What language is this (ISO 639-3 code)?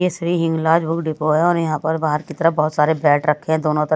hin